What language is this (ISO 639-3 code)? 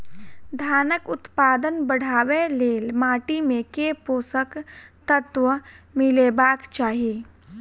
mai